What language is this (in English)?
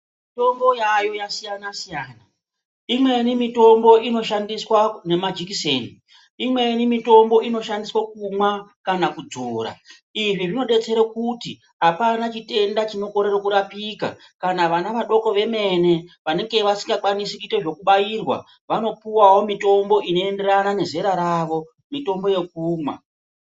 Ndau